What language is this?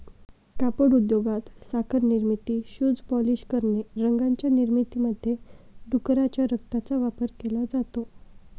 Marathi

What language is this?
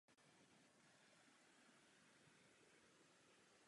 Czech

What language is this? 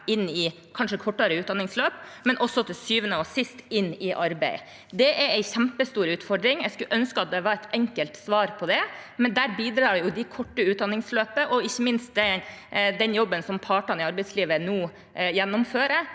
Norwegian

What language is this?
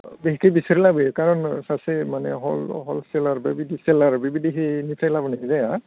Bodo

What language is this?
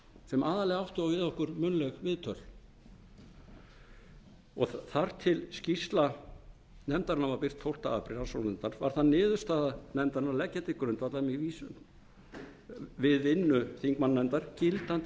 Icelandic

